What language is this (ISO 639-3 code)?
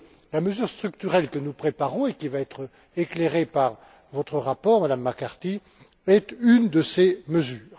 fra